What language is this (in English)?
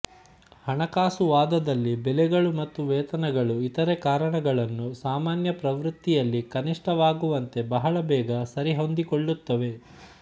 Kannada